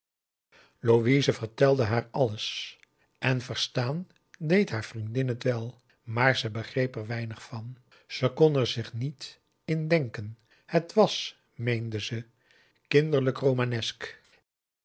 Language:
Dutch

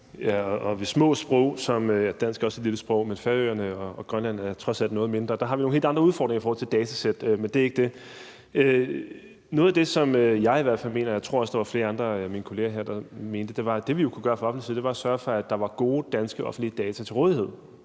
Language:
Danish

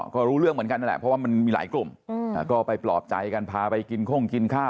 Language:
Thai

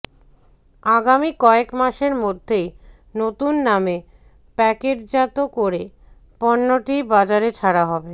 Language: Bangla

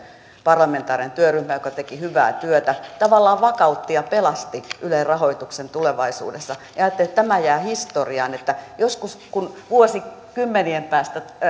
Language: Finnish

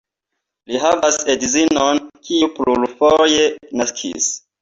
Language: Esperanto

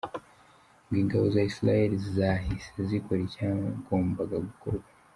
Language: Kinyarwanda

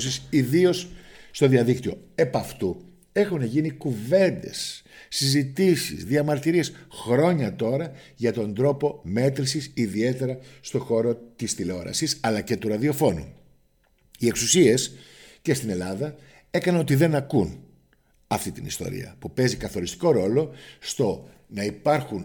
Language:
Greek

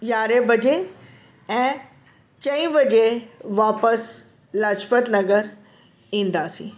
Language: Sindhi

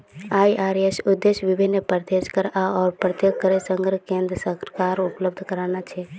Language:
Magahi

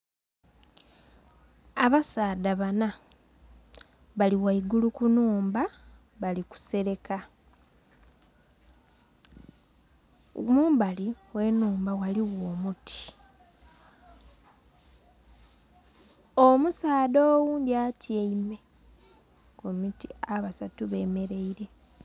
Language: Soga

